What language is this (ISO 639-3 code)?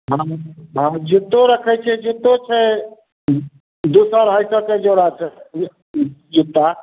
mai